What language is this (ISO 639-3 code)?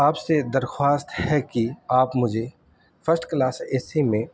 urd